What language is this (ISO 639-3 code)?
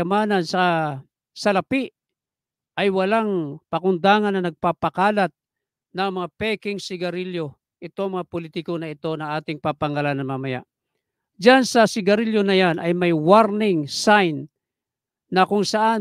fil